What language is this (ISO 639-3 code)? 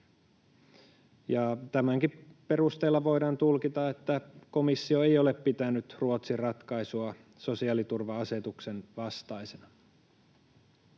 fin